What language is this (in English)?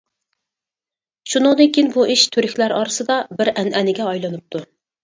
Uyghur